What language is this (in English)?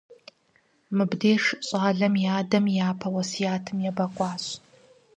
Kabardian